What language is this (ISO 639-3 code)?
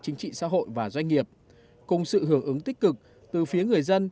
vie